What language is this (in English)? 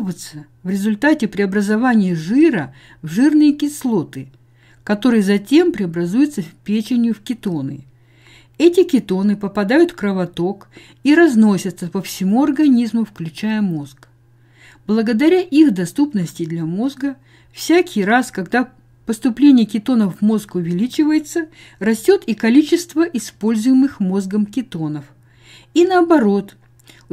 Russian